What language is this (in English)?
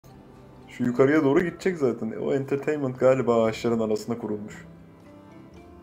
Turkish